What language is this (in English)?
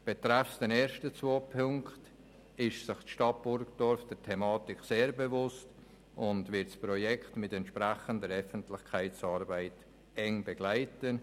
Swiss German